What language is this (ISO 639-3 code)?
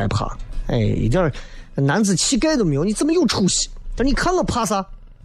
zho